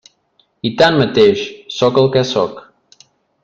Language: Catalan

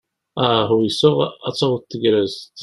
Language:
Kabyle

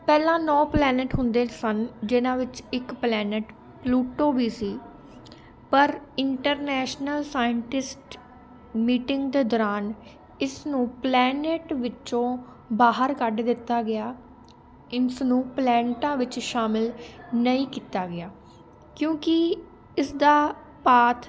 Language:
Punjabi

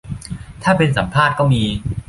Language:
Thai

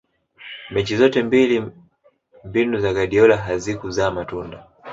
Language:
Swahili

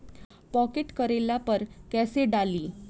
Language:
Bhojpuri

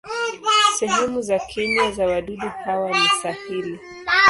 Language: Swahili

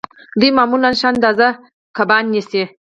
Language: Pashto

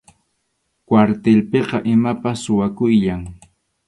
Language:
Arequipa-La Unión Quechua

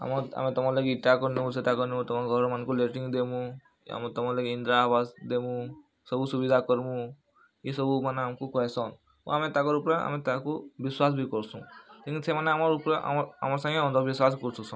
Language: Odia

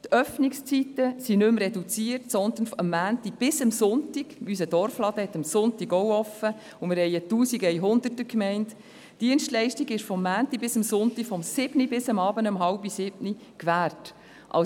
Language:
Swiss German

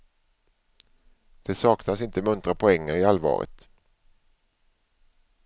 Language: Swedish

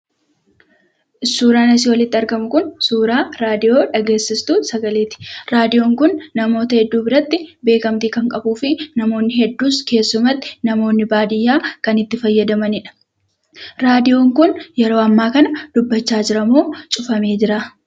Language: Oromo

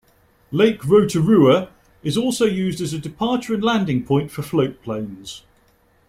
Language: English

